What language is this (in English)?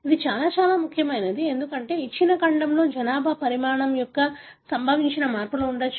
Telugu